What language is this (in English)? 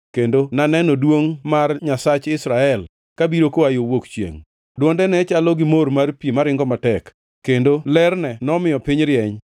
Luo (Kenya and Tanzania)